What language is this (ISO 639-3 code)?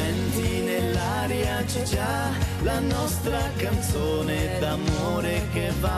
pol